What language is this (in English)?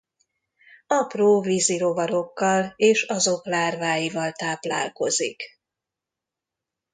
Hungarian